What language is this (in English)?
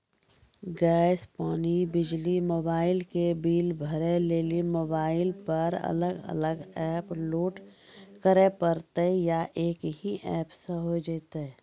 Maithili